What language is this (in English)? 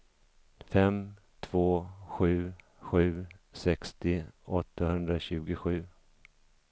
Swedish